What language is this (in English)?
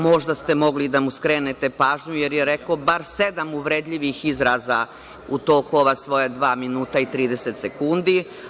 Serbian